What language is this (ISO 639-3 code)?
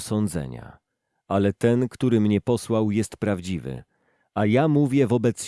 pol